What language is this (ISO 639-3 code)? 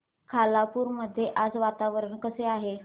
mar